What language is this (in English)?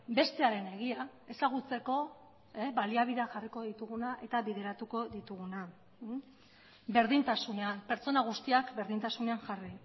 Basque